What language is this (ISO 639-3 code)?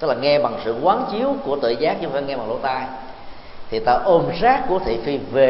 vie